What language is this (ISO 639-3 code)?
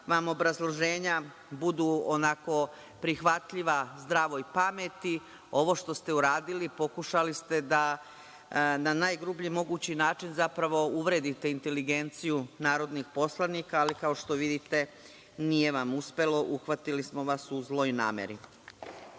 srp